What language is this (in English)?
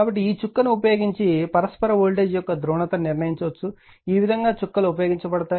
Telugu